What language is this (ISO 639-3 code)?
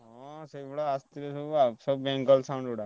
ori